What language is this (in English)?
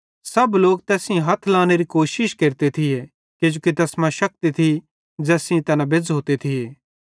Bhadrawahi